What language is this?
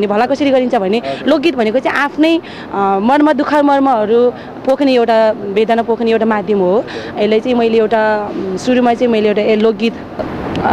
Thai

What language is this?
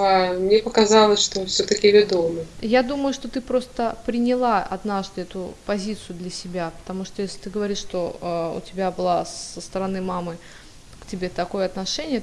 Russian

